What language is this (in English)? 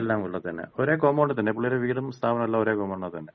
Malayalam